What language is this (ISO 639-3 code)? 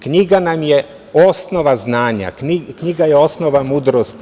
srp